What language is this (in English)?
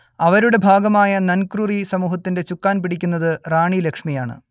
Malayalam